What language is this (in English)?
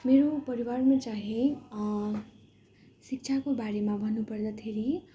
Nepali